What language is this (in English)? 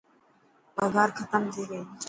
Dhatki